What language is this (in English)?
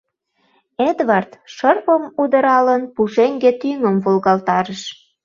Mari